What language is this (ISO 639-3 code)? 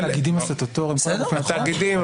heb